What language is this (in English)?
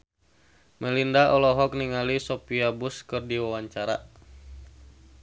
Sundanese